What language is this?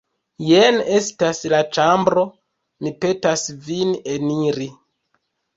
Esperanto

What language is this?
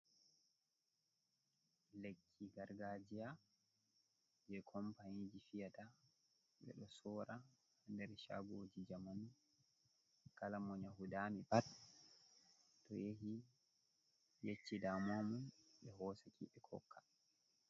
Fula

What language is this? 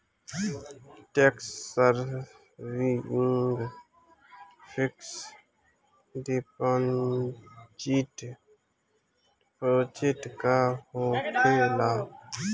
Bhojpuri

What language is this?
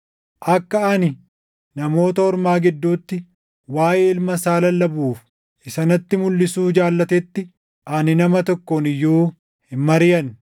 Oromo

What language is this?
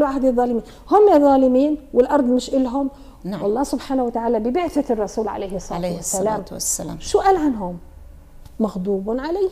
Arabic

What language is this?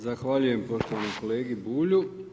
Croatian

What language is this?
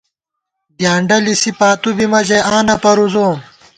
Gawar-Bati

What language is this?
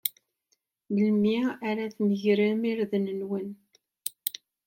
Kabyle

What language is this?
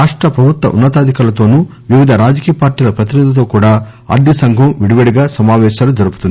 Telugu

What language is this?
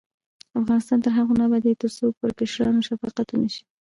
Pashto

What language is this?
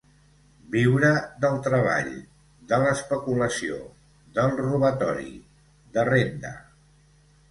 Catalan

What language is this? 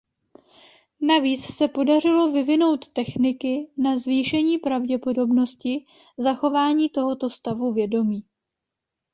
Czech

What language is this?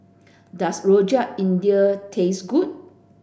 English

